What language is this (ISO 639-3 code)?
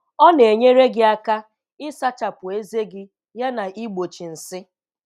ibo